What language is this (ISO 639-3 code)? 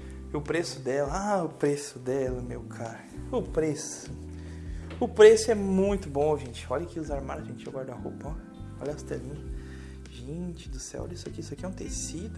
por